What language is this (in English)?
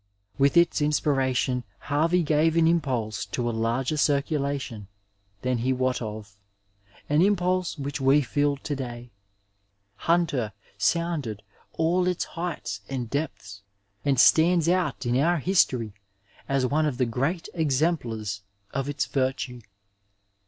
English